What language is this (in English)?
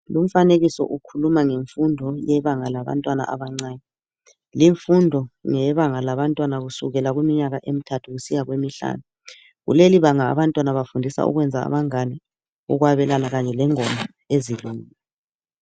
North Ndebele